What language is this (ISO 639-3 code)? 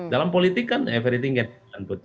ind